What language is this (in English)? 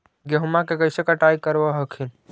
Magahi